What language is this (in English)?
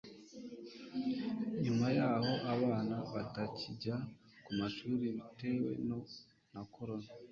Kinyarwanda